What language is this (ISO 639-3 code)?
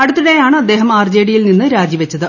mal